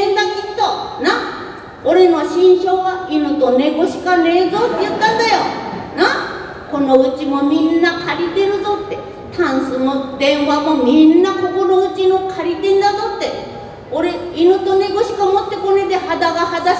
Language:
Japanese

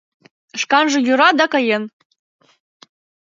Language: Mari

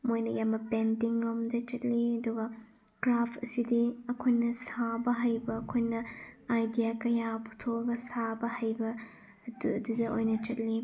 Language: Manipuri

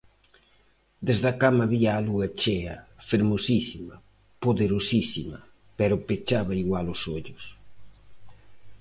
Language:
Galician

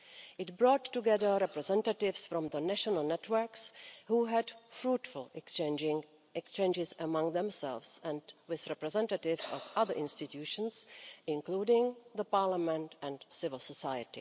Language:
English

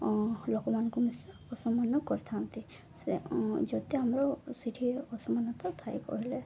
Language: Odia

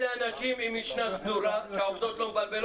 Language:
Hebrew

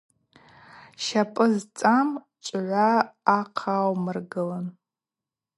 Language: Abaza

